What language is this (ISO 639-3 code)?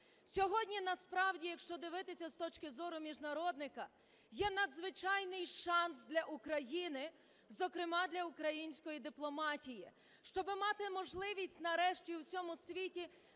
ukr